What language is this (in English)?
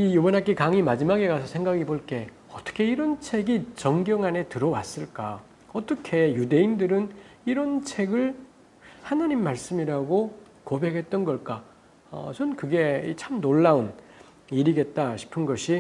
Korean